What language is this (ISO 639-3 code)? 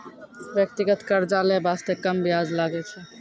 mai